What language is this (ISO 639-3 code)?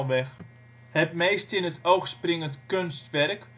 nld